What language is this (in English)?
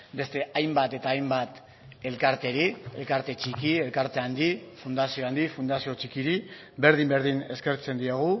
Basque